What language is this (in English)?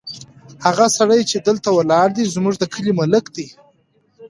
Pashto